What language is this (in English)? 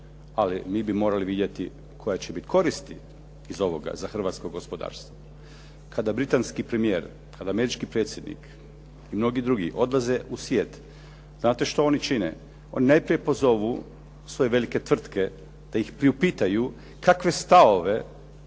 Croatian